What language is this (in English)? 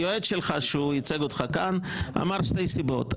Hebrew